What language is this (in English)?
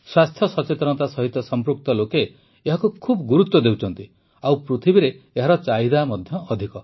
Odia